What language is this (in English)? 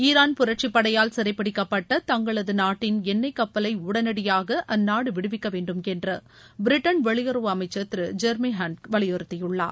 Tamil